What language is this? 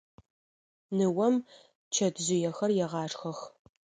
Adyghe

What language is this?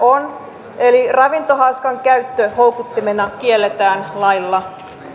Finnish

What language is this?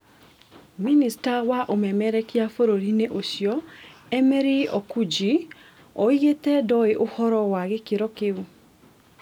Kikuyu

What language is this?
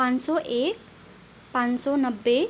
Nepali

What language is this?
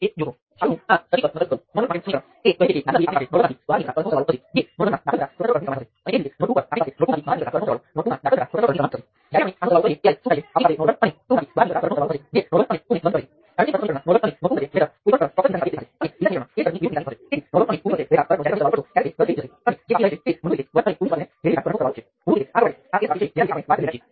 Gujarati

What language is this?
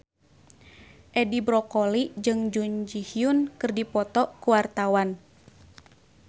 Sundanese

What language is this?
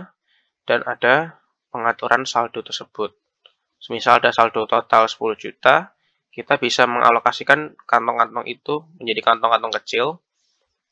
Indonesian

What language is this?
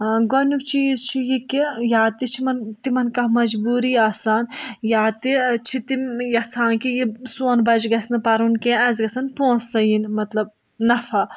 Kashmiri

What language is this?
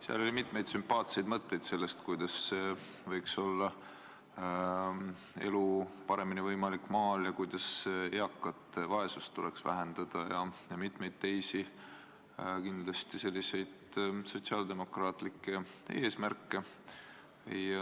Estonian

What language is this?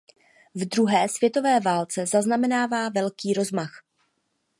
Czech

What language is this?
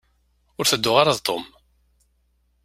Kabyle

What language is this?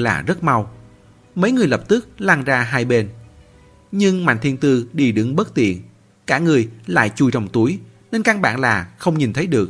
Vietnamese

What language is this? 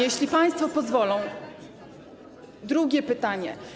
Polish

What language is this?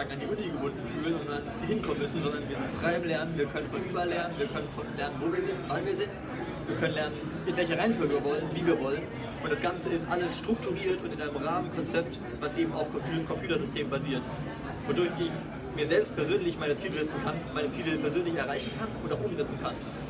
German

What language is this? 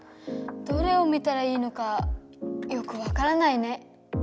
Japanese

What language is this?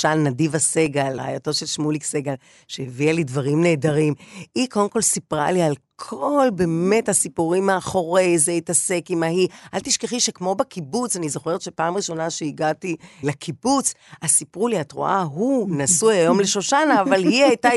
Hebrew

